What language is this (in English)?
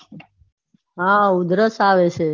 Gujarati